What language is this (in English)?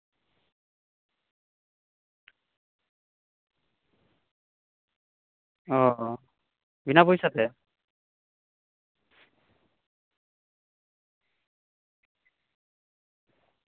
Santali